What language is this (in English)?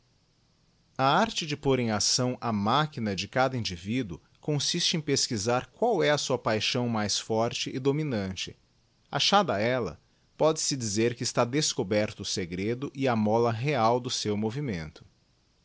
Portuguese